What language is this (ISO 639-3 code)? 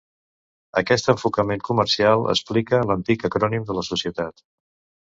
cat